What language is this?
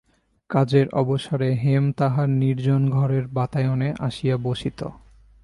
Bangla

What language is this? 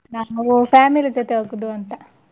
Kannada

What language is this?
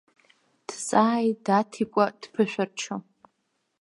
Abkhazian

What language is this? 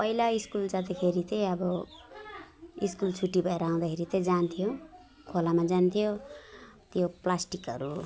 Nepali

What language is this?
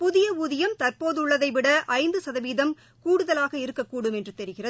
Tamil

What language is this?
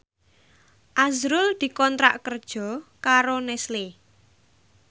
Javanese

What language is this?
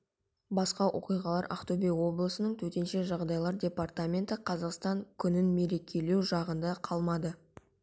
Kazakh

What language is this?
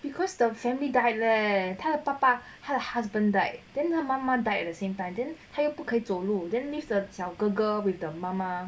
English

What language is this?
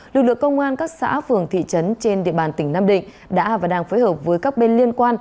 Vietnamese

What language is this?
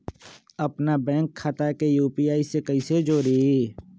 Magahi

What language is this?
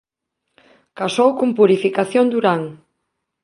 Galician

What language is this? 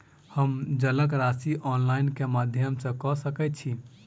Maithili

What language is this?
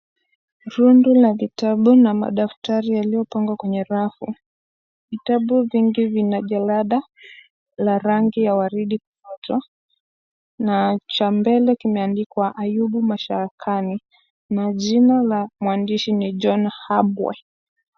Swahili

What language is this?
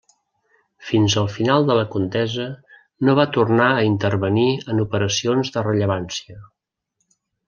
Catalan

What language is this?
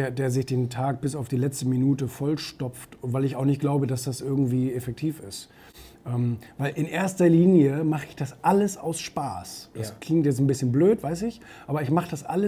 German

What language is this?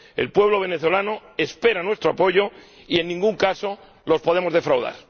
Spanish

